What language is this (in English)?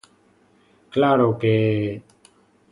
Galician